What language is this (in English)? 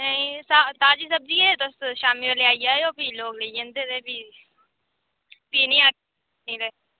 Dogri